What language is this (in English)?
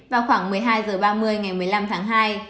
Vietnamese